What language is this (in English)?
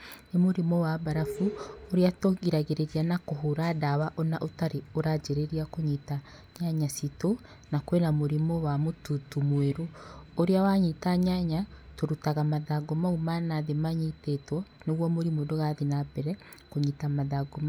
Kikuyu